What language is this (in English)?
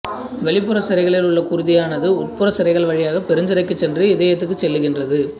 Tamil